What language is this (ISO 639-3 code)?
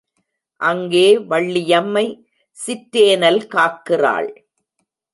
tam